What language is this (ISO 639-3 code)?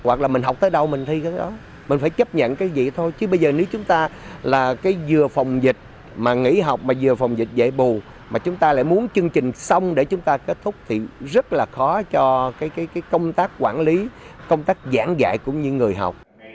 vie